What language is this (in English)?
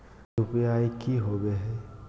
Magahi